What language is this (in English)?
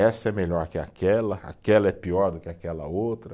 Portuguese